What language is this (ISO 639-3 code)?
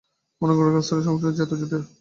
ben